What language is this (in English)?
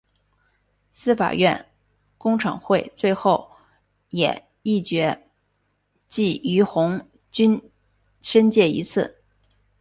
Chinese